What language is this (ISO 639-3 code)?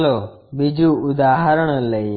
guj